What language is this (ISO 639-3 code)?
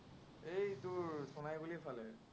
asm